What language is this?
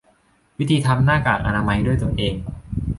Thai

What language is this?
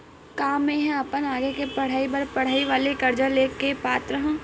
Chhattisgarhi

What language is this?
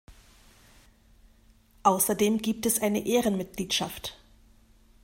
German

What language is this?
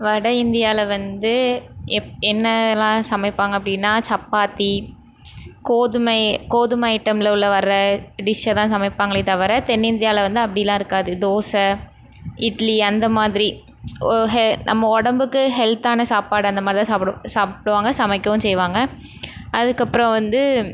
Tamil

